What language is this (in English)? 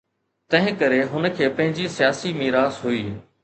Sindhi